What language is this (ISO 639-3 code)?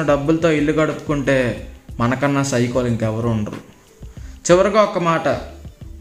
tel